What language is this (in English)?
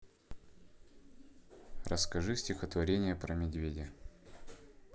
Russian